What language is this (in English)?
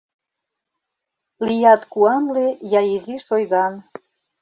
Mari